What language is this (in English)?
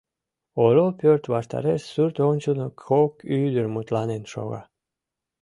Mari